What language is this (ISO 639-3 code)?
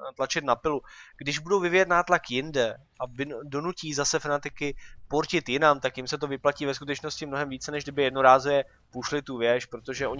ces